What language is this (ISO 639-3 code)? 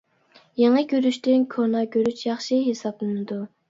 uig